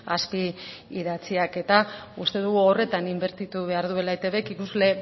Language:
Basque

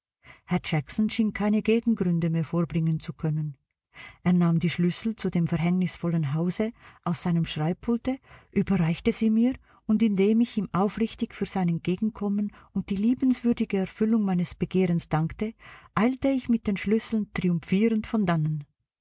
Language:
German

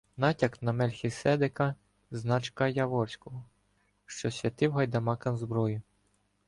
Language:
Ukrainian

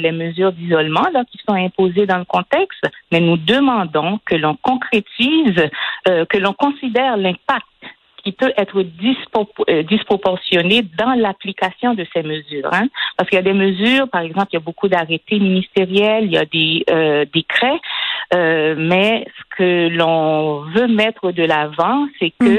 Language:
French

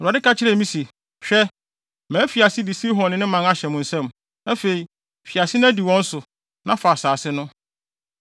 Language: Akan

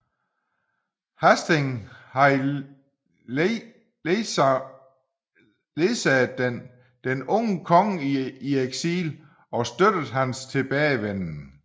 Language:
Danish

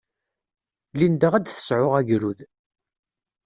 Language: Kabyle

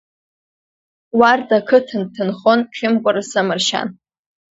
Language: Abkhazian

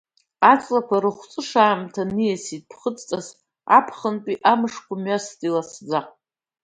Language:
Abkhazian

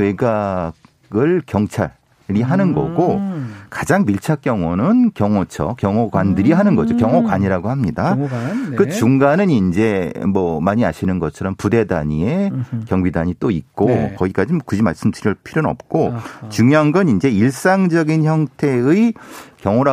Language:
Korean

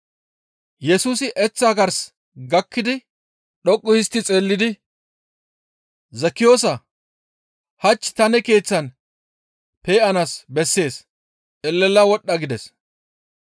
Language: Gamo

